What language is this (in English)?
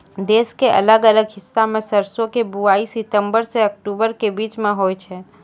Maithili